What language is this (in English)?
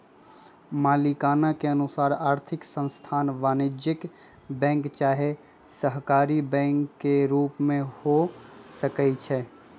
Magahi